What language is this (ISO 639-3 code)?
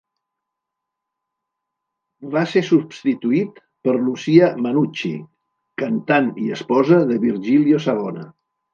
cat